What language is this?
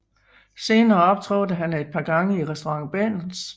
Danish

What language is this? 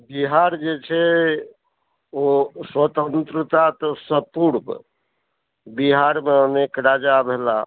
Maithili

